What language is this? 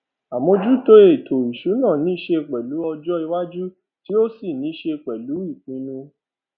Yoruba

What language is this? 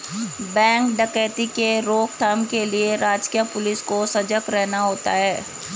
Hindi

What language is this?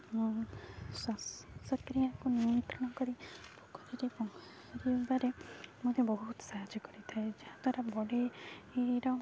Odia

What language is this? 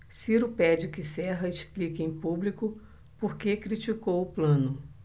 Portuguese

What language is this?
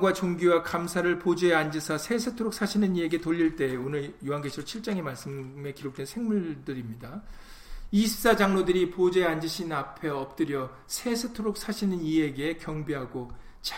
Korean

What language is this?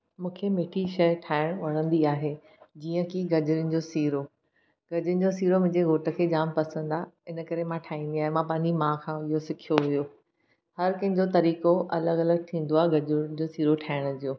Sindhi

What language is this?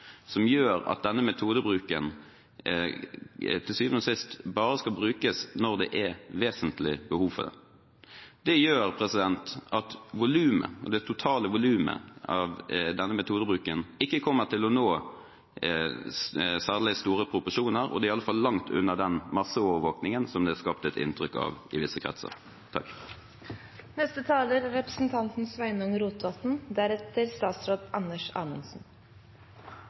Norwegian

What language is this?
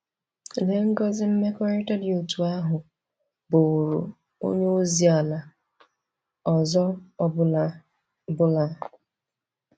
Igbo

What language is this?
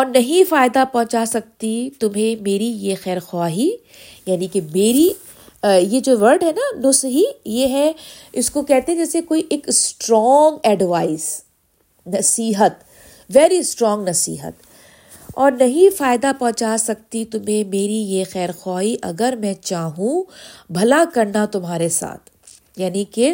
Urdu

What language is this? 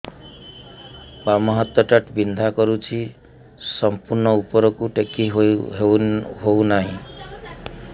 Odia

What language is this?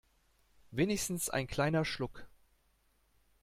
German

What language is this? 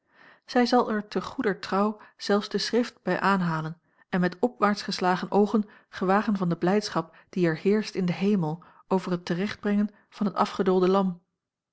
Dutch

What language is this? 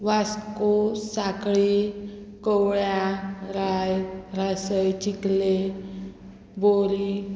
Konkani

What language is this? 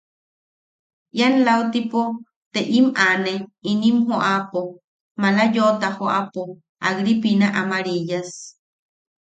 Yaqui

